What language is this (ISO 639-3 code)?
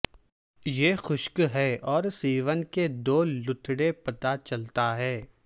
urd